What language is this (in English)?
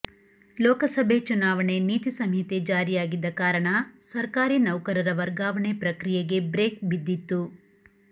Kannada